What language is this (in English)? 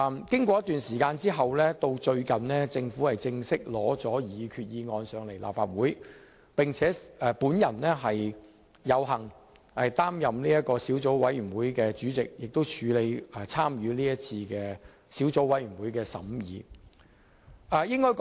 Cantonese